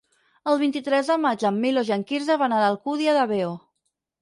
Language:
Catalan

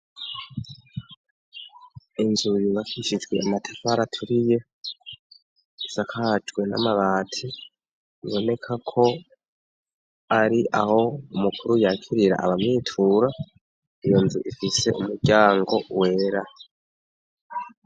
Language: Rundi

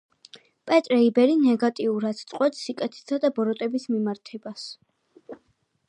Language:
Georgian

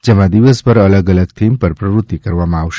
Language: Gujarati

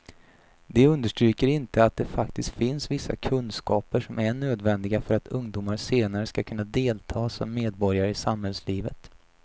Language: Swedish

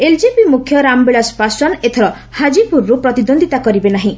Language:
Odia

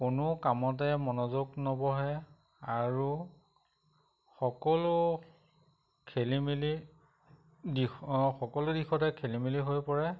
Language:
Assamese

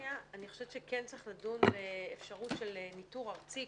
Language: Hebrew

